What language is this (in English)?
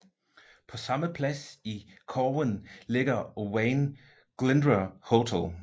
Danish